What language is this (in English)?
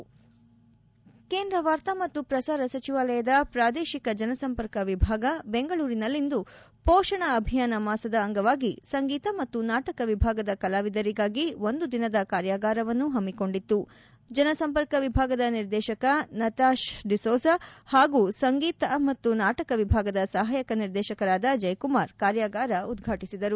Kannada